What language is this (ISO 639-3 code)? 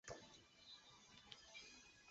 zho